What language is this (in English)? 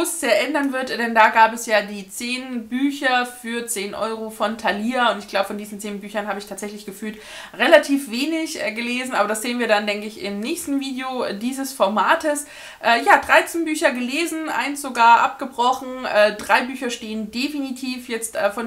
German